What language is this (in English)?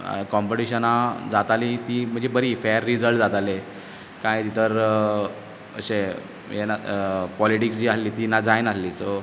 Konkani